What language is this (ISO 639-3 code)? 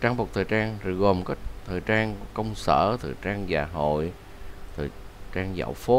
vie